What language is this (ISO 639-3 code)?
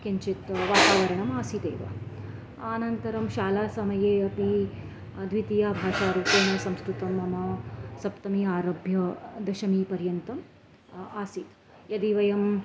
san